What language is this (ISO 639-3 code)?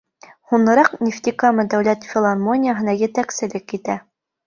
bak